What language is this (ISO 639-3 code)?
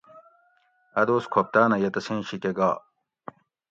gwc